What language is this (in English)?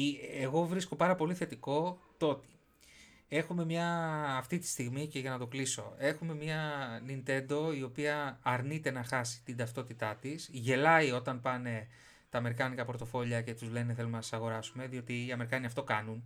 Greek